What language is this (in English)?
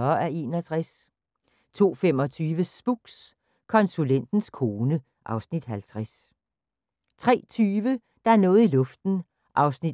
Danish